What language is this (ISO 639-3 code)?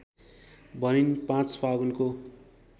nep